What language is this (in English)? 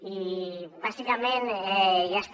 Catalan